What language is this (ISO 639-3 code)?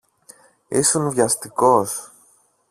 ell